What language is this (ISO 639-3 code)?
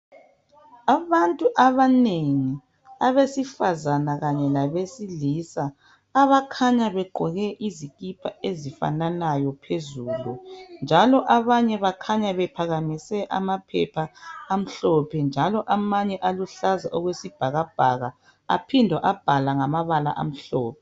nde